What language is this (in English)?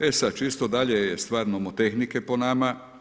Croatian